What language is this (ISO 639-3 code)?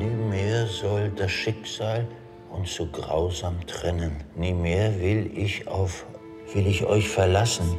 deu